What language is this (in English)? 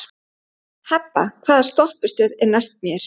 Icelandic